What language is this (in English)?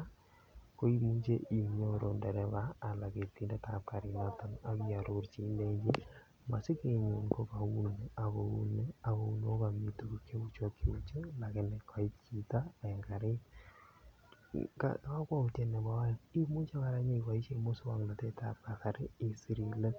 Kalenjin